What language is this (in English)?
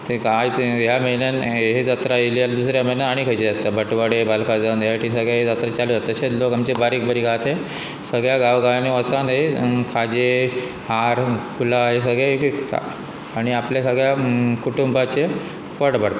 Konkani